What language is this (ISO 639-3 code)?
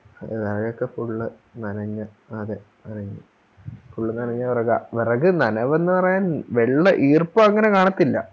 mal